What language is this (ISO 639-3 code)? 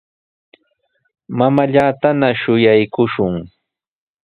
qws